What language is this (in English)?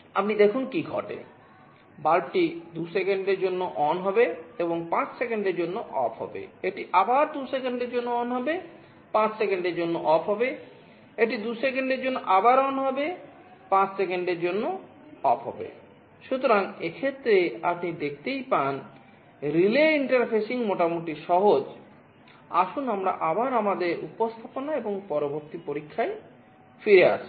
Bangla